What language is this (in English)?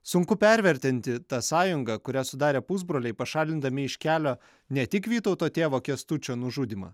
Lithuanian